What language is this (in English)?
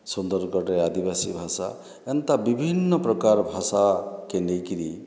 Odia